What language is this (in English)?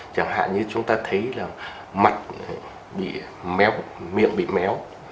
Vietnamese